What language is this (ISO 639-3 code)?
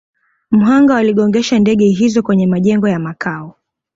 swa